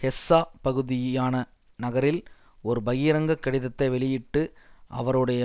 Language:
Tamil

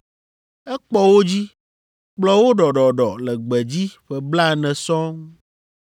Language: Ewe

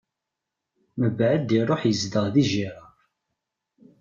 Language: Kabyle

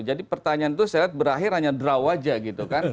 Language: Indonesian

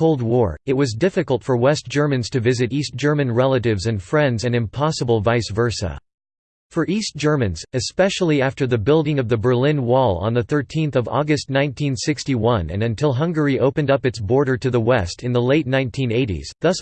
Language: English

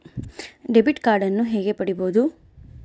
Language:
Kannada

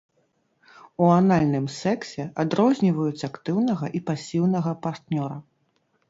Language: Belarusian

